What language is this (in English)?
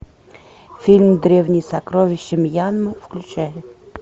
Russian